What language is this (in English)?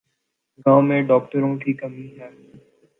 Urdu